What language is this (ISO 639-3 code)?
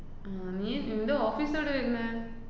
mal